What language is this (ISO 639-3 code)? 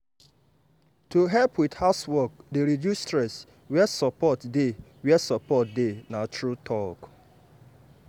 pcm